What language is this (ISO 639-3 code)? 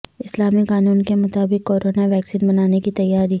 urd